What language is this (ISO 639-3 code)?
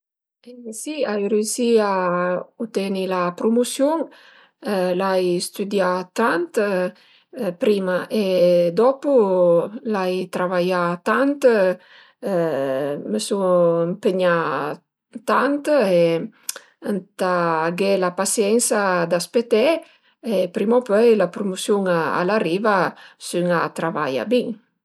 pms